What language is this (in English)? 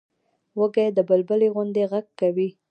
Pashto